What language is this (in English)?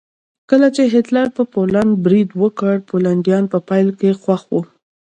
Pashto